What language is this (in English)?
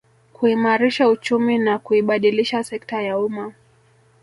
Swahili